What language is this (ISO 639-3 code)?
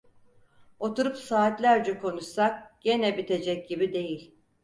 tur